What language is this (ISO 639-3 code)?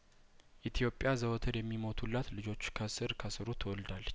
amh